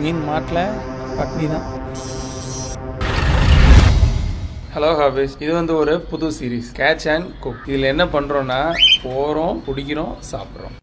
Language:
Tamil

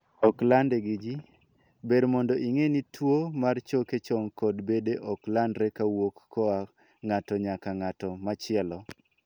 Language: Luo (Kenya and Tanzania)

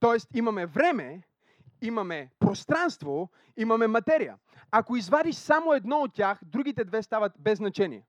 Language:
Bulgarian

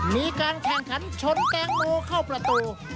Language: Thai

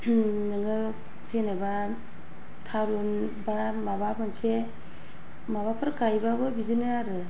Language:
Bodo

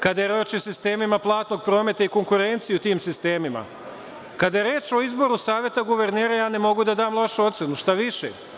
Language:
Serbian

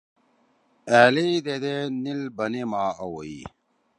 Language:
Torwali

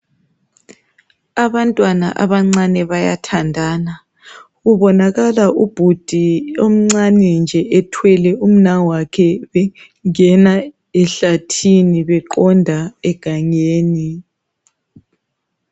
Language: North Ndebele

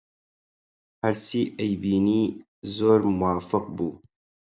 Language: Central Kurdish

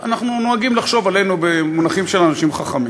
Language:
Hebrew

